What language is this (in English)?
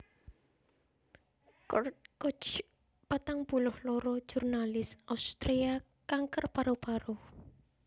Javanese